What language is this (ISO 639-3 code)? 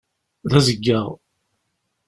kab